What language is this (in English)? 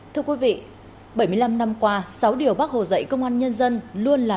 Vietnamese